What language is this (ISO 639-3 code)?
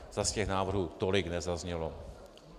ces